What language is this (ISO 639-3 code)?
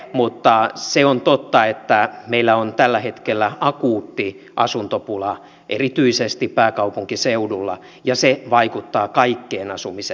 fin